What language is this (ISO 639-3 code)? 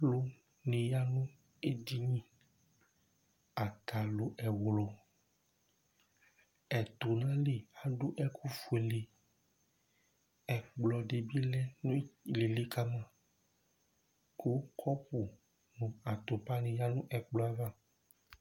kpo